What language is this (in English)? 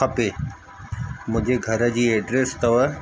Sindhi